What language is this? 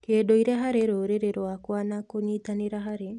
Kikuyu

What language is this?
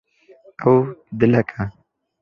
Kurdish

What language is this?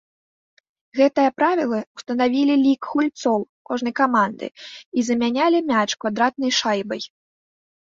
Belarusian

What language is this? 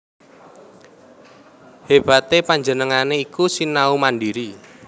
Javanese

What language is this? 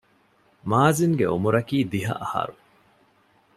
Divehi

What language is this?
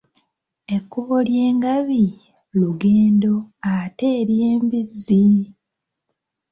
Ganda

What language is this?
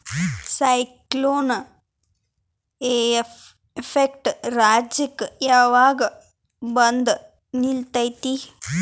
Kannada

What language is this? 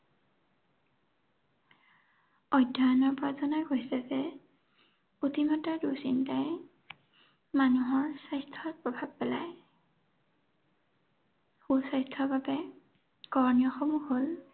Assamese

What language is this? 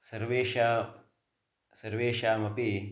Sanskrit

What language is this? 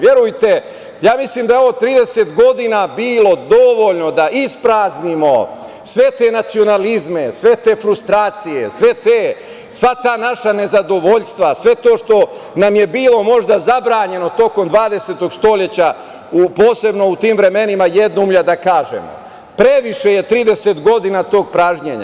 Serbian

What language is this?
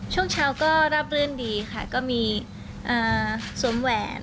Thai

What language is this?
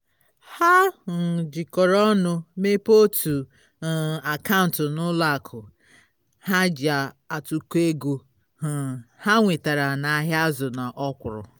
Igbo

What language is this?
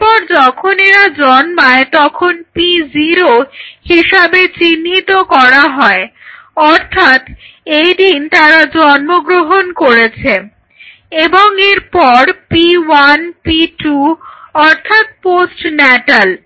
Bangla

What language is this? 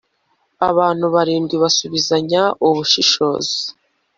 Kinyarwanda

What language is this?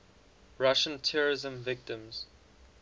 English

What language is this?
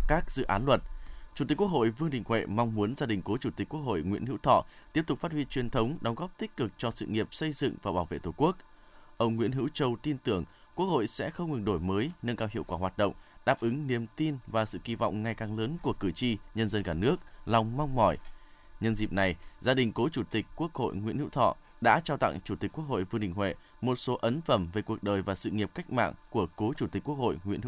Vietnamese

